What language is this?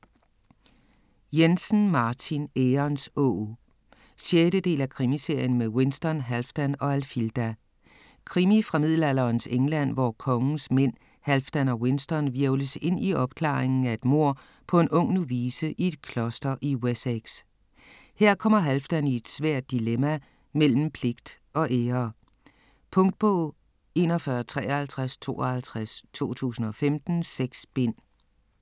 Danish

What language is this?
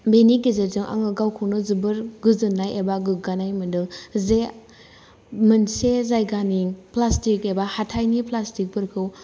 Bodo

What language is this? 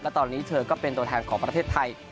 Thai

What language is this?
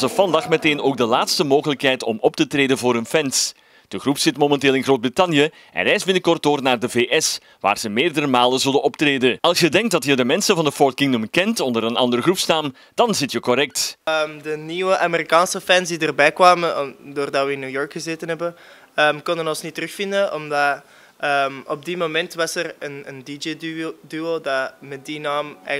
Dutch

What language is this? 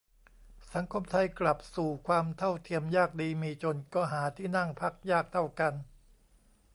Thai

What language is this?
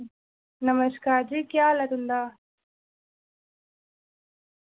Dogri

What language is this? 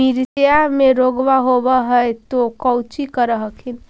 Magahi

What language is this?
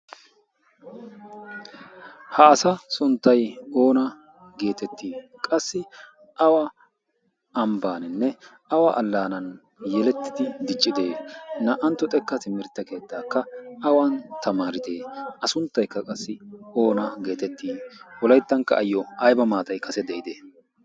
Wolaytta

